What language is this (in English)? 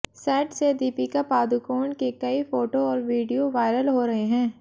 Hindi